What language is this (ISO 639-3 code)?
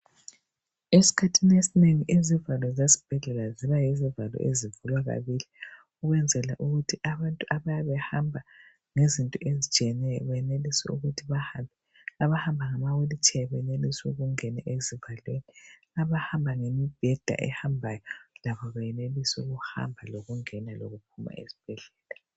nde